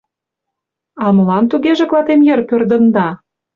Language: Mari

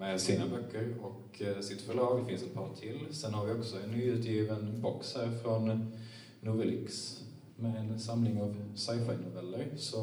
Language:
Swedish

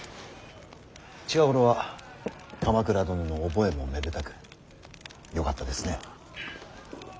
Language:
Japanese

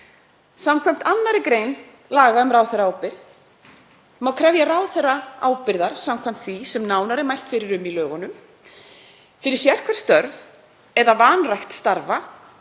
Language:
Icelandic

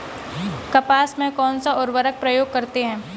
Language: Hindi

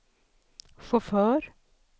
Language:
Swedish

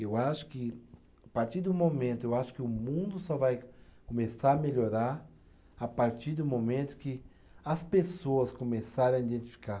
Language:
Portuguese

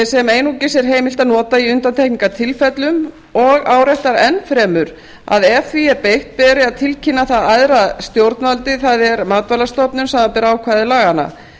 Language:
Icelandic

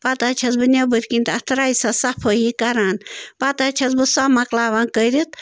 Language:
Kashmiri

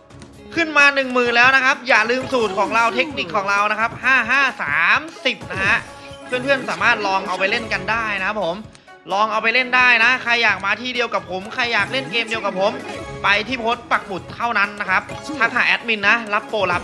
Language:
Thai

